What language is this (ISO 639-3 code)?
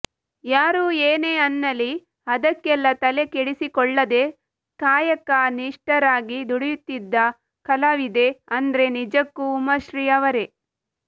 kan